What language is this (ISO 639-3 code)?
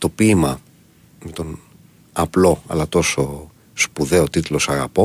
ell